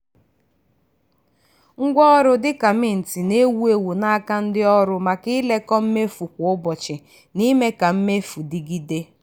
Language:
Igbo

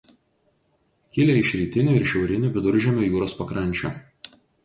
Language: Lithuanian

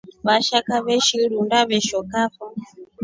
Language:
Rombo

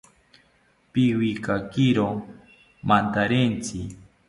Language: South Ucayali Ashéninka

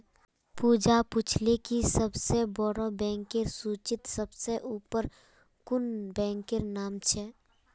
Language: Magahi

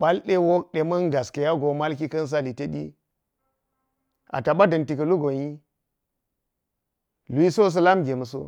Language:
Geji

